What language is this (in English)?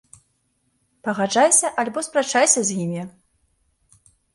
Belarusian